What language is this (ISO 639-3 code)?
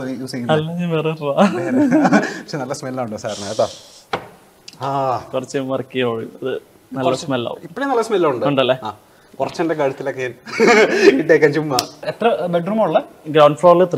mal